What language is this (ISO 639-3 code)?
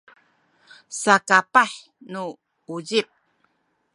szy